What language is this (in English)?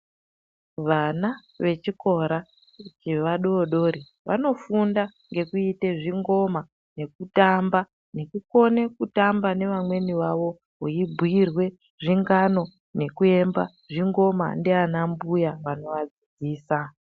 Ndau